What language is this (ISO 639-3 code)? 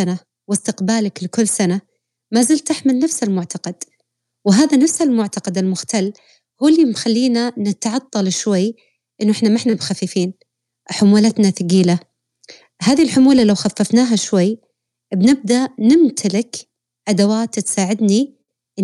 ara